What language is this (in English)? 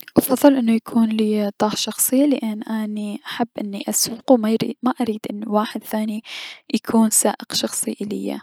Mesopotamian Arabic